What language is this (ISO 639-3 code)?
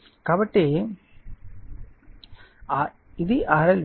tel